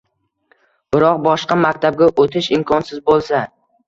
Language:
Uzbek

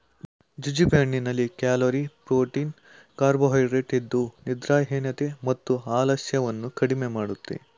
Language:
Kannada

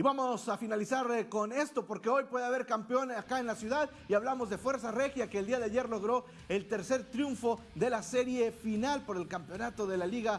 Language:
Spanish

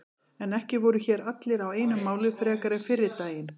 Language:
Icelandic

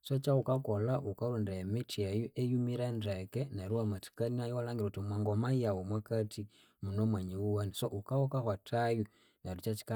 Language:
Konzo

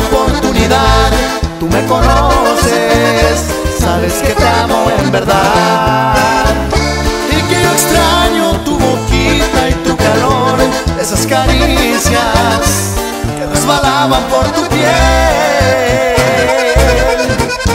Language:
Spanish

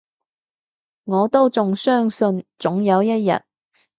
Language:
Cantonese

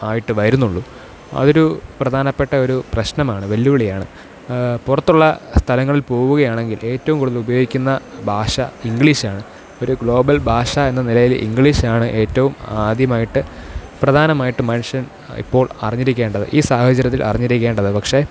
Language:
Malayalam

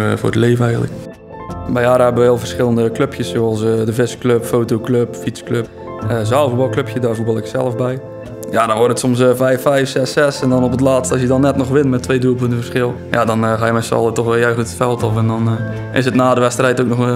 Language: Dutch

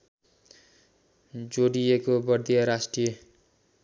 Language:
Nepali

